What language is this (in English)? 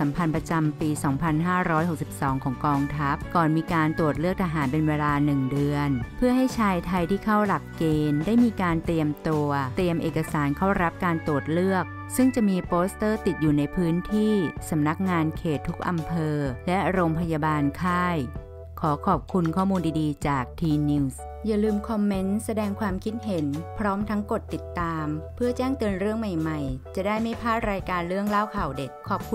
Thai